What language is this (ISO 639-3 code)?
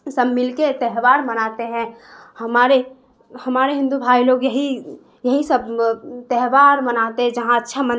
urd